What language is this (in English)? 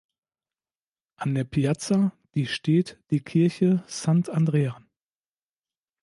German